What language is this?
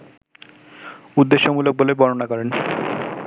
Bangla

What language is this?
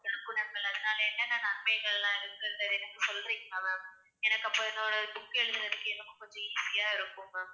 Tamil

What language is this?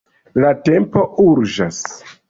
Esperanto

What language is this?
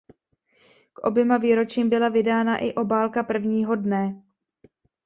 Czech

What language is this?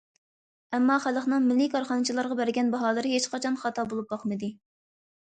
Uyghur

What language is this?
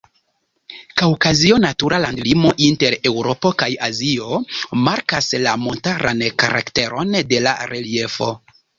Esperanto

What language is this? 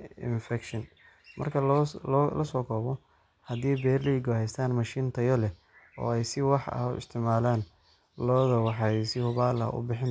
Somali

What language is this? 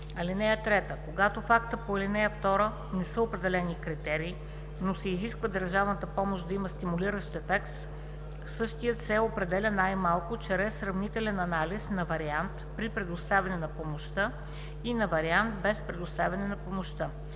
Bulgarian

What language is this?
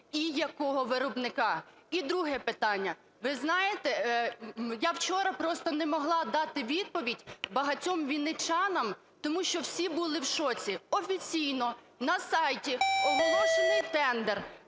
Ukrainian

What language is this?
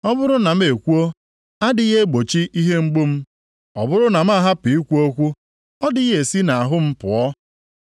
Igbo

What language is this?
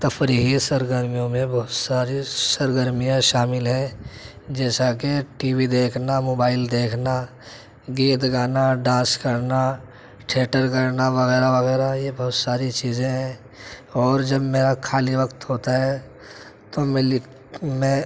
Urdu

